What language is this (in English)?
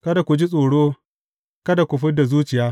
Hausa